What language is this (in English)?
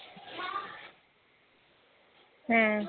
Punjabi